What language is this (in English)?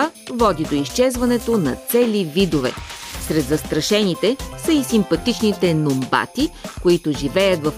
Bulgarian